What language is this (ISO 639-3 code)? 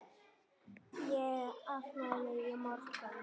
isl